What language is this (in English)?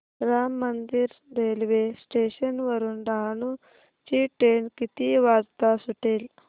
Marathi